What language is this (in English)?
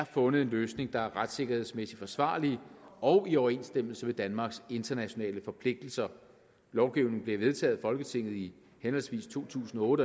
Danish